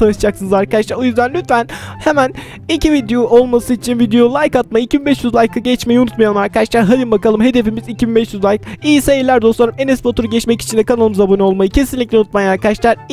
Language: Turkish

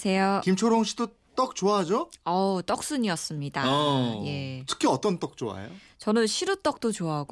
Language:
Korean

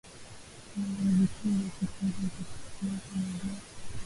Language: Swahili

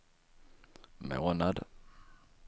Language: Swedish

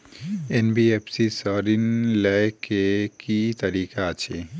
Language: Maithili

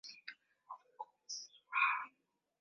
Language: Swahili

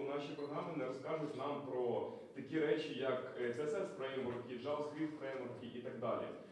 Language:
Ukrainian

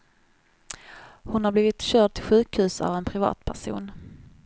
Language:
Swedish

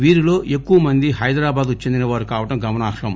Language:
Telugu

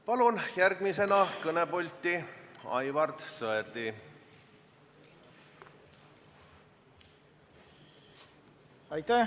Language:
Estonian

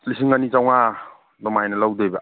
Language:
Manipuri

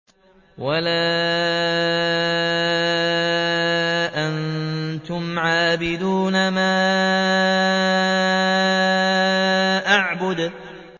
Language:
Arabic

